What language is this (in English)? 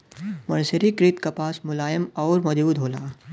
Bhojpuri